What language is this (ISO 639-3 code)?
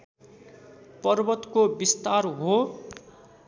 nep